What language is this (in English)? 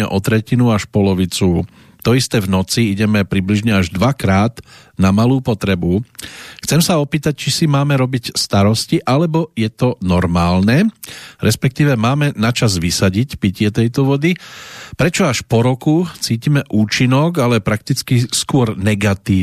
Slovak